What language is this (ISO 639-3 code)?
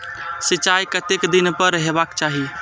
mai